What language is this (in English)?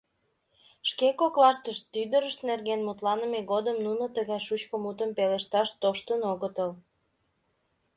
Mari